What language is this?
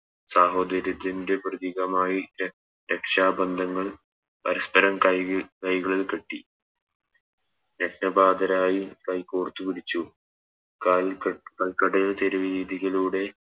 Malayalam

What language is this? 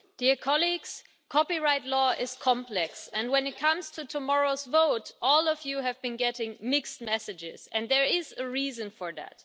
English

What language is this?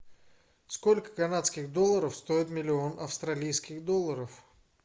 Russian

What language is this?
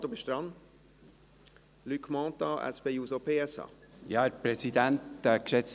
Swiss German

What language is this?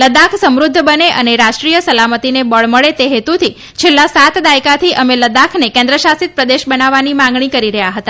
Gujarati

